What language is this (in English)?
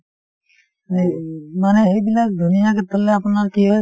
Assamese